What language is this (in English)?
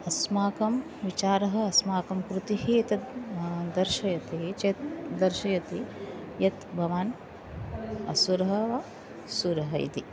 Sanskrit